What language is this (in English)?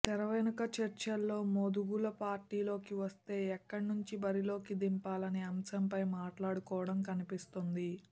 Telugu